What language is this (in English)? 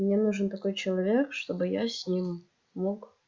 Russian